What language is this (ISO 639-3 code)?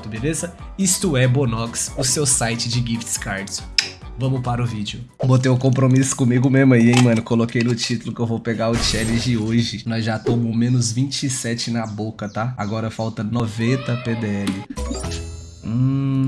por